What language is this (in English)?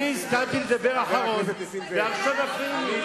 Hebrew